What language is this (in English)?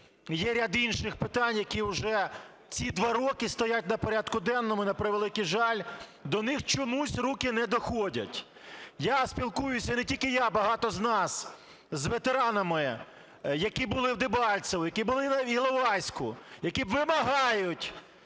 Ukrainian